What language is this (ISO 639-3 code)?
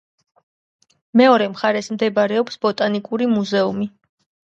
kat